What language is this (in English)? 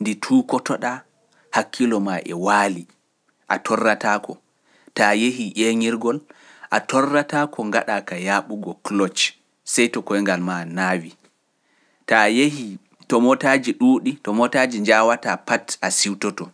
Pular